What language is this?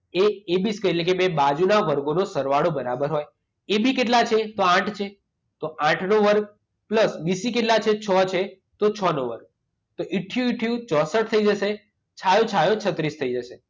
Gujarati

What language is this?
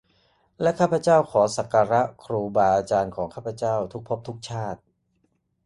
Thai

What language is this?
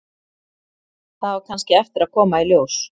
Icelandic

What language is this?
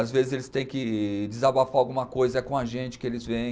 Portuguese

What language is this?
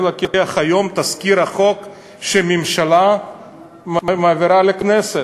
Hebrew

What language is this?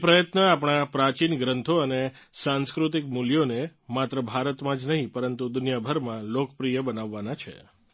Gujarati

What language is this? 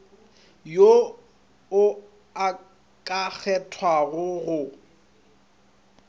Northern Sotho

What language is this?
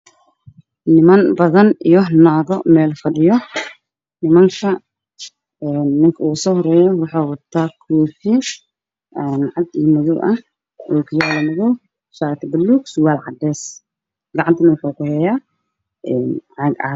Somali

